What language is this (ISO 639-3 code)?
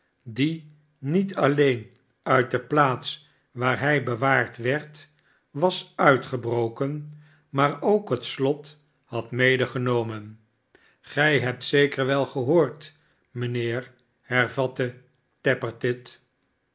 nld